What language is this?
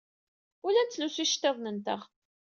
Kabyle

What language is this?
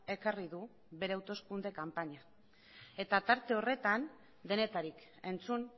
Basque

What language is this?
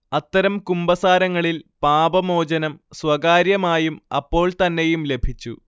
Malayalam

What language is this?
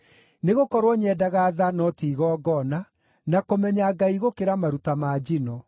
Kikuyu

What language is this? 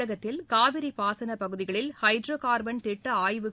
Tamil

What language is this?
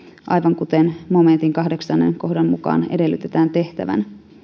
Finnish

